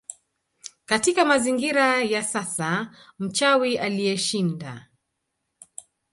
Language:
Swahili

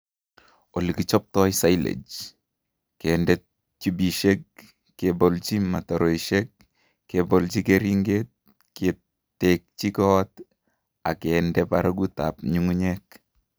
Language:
Kalenjin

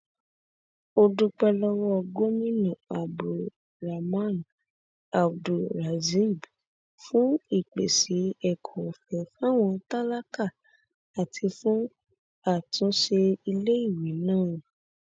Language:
Yoruba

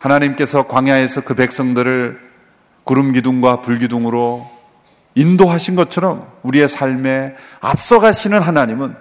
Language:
Korean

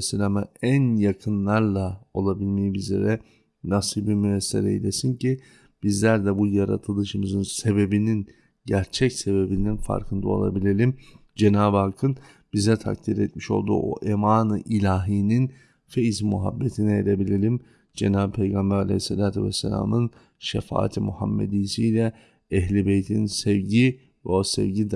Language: Turkish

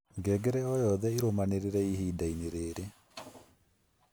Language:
Kikuyu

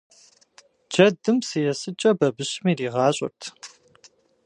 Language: Kabardian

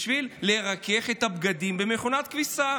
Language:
Hebrew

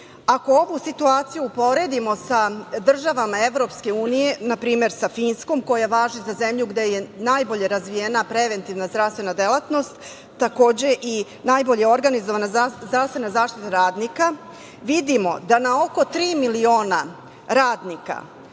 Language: Serbian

